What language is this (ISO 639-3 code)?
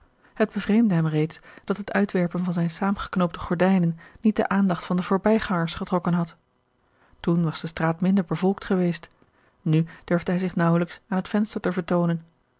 nld